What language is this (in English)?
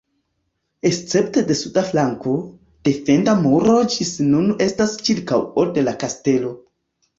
Esperanto